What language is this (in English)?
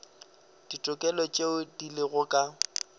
Northern Sotho